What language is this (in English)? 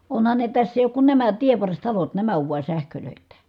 Finnish